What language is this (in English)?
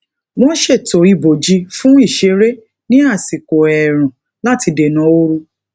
Yoruba